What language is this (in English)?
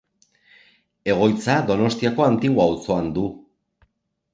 Basque